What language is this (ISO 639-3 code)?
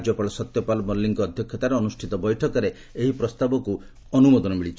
ori